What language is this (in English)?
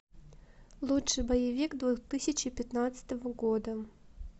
Russian